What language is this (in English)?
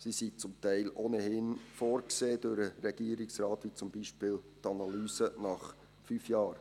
Swiss German